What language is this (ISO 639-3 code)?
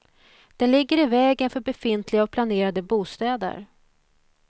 swe